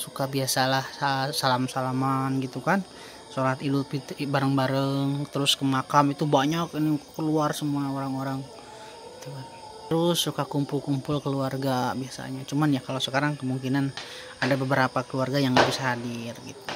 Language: Indonesian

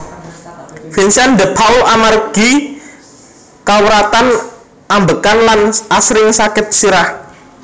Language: Javanese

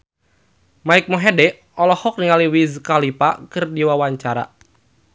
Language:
Sundanese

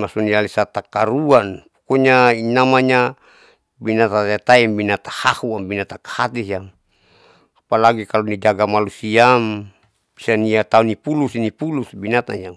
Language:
Saleman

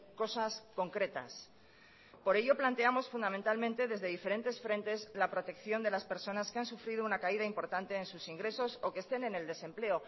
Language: Spanish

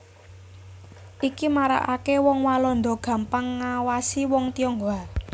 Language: Javanese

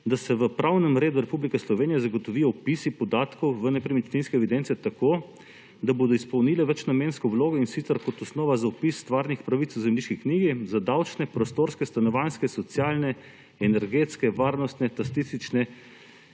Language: Slovenian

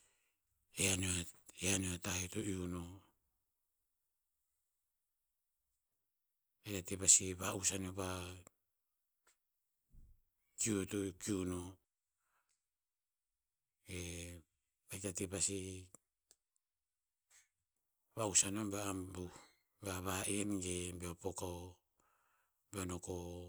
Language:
Tinputz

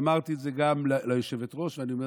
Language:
Hebrew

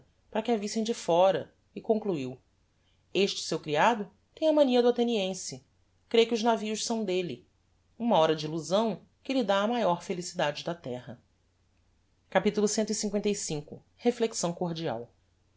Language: Portuguese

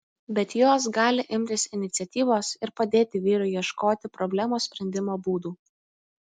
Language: Lithuanian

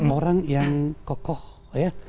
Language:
Indonesian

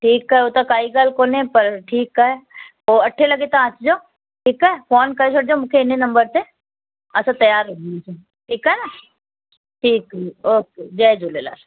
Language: Sindhi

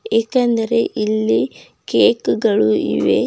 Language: Kannada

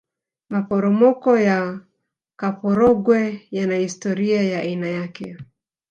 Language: Swahili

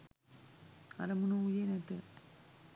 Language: Sinhala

